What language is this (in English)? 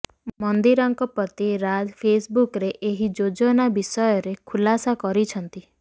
Odia